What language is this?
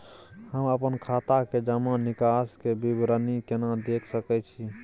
Maithili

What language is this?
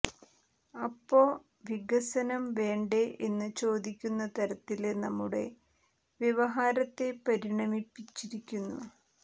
Malayalam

